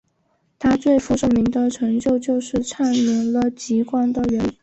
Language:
Chinese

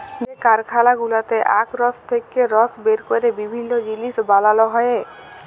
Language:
Bangla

